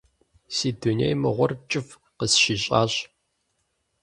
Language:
Kabardian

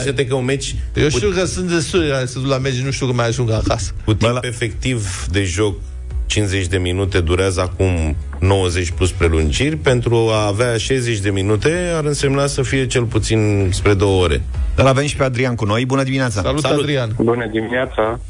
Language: Romanian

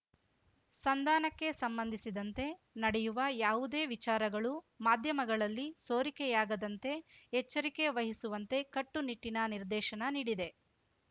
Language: Kannada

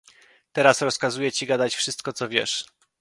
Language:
Polish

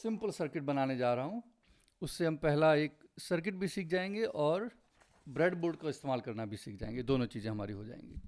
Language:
Hindi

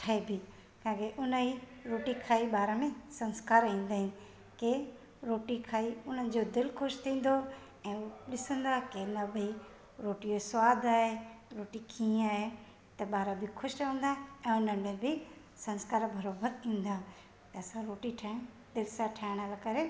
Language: Sindhi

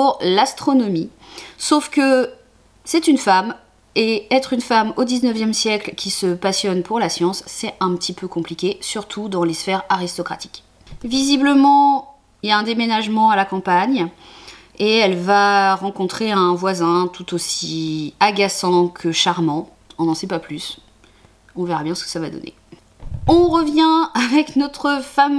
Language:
French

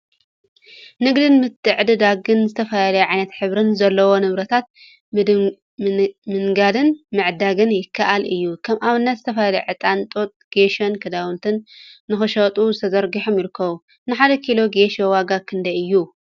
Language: Tigrinya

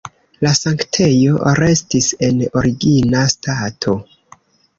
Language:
Esperanto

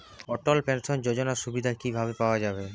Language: Bangla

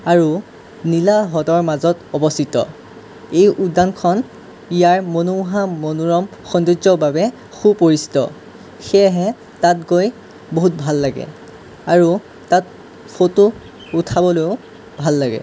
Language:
Assamese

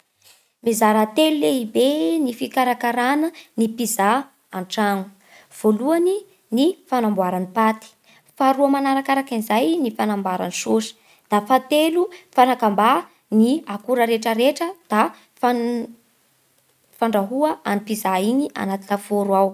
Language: Bara Malagasy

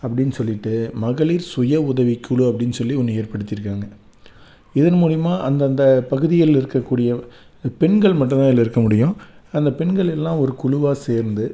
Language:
Tamil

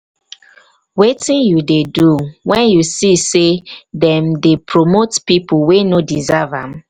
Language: Nigerian Pidgin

